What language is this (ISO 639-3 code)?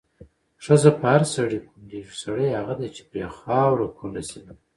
pus